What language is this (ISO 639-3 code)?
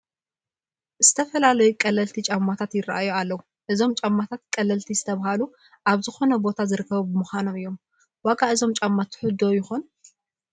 tir